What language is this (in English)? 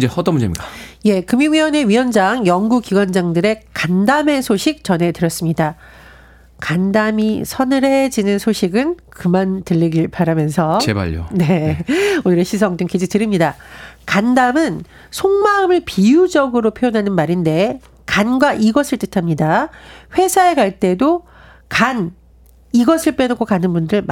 Korean